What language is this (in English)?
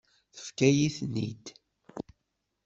Kabyle